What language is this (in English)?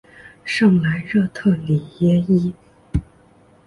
Chinese